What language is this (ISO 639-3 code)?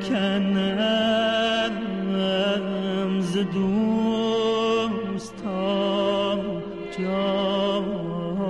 fas